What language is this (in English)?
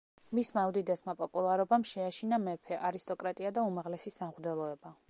Georgian